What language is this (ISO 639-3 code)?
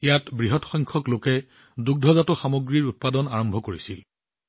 asm